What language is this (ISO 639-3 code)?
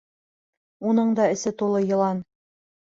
bak